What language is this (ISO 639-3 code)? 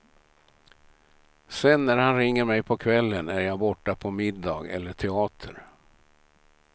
swe